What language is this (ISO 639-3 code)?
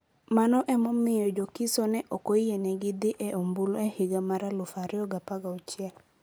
luo